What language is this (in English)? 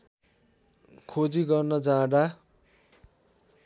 Nepali